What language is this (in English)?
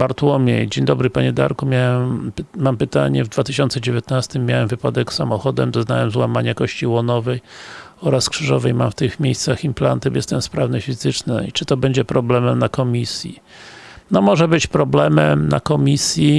Polish